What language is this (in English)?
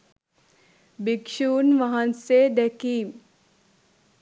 Sinhala